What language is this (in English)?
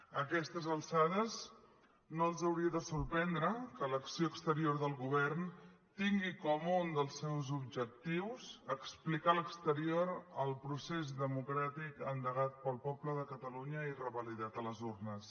Catalan